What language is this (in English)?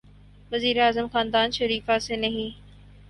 Urdu